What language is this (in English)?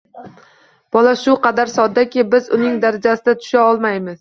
Uzbek